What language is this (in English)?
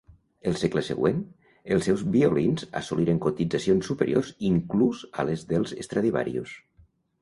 Catalan